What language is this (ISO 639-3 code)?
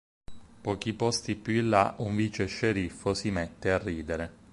ita